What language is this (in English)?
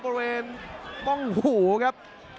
Thai